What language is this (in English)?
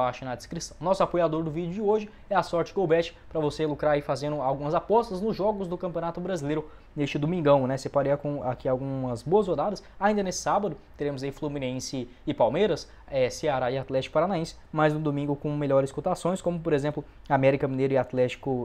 Portuguese